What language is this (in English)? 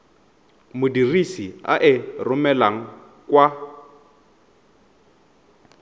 Tswana